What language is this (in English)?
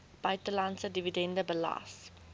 Afrikaans